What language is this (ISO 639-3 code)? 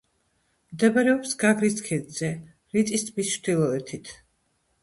kat